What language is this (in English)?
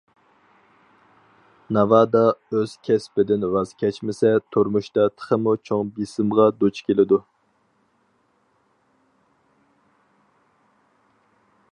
Uyghur